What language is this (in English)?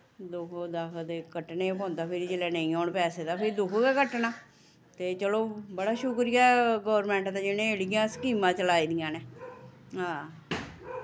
Dogri